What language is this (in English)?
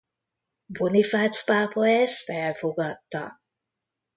Hungarian